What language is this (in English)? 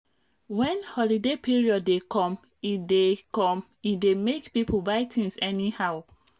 Nigerian Pidgin